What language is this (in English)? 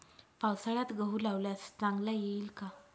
Marathi